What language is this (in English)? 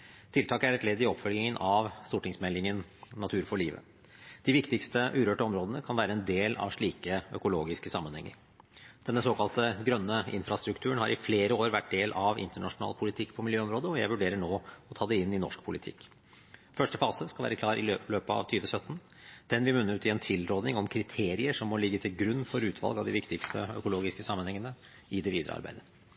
Norwegian Bokmål